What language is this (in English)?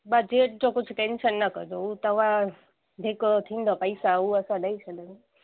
Sindhi